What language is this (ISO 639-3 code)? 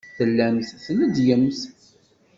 kab